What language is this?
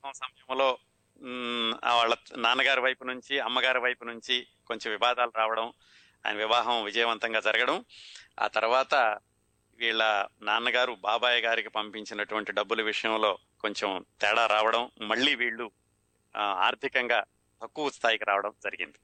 Telugu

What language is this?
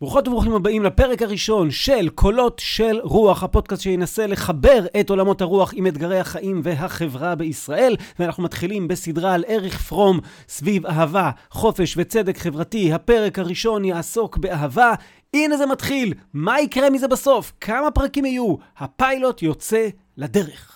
Hebrew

